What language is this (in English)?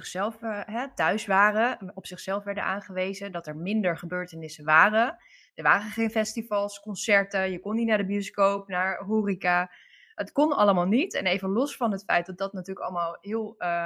Dutch